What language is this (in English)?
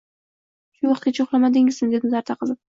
Uzbek